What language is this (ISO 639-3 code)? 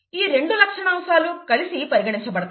tel